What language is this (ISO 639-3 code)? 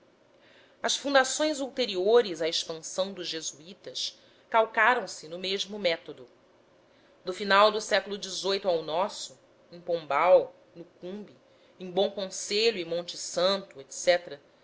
por